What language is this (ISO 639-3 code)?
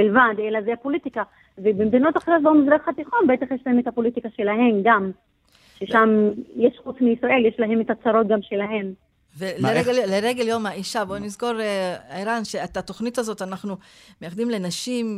heb